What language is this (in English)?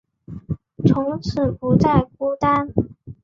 Chinese